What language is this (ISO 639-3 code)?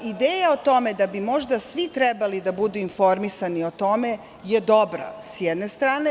srp